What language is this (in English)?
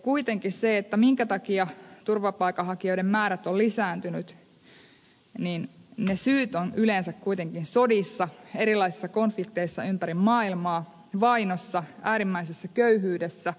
Finnish